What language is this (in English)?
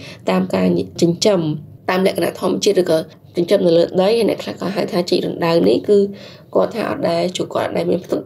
Vietnamese